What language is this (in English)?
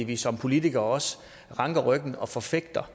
Danish